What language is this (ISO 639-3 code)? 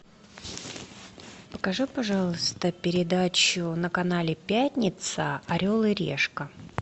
rus